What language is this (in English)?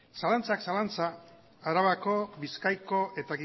Basque